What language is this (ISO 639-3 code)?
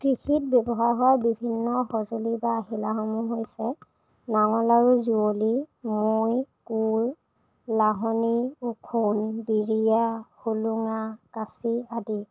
asm